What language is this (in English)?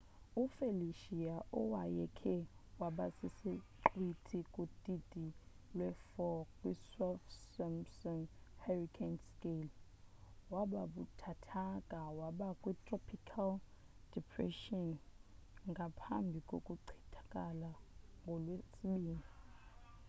Xhosa